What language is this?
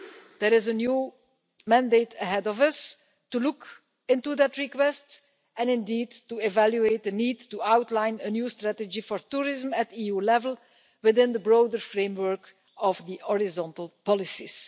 English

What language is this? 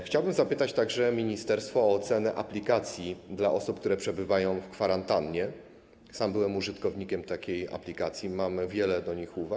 Polish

